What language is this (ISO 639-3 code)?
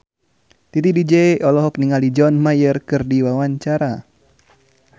sun